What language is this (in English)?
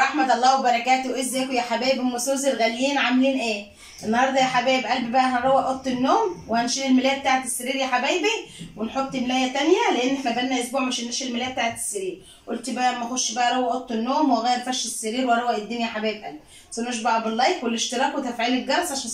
Arabic